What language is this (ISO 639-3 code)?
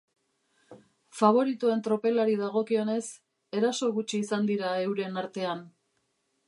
eus